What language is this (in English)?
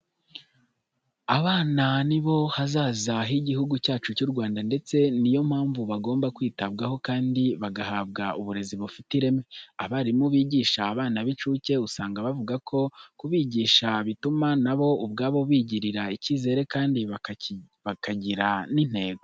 Kinyarwanda